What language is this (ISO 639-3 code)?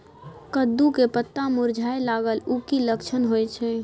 mai